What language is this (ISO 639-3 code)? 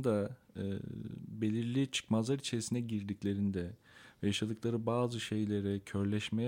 tur